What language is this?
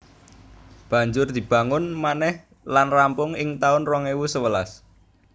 Javanese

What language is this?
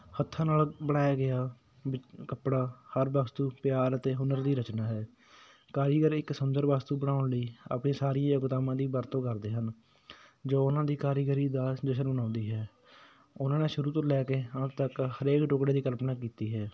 Punjabi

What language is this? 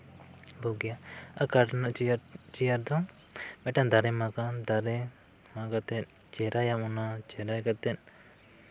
Santali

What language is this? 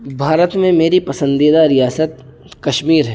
Urdu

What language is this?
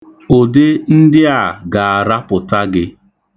Igbo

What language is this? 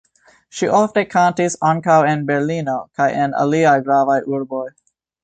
Esperanto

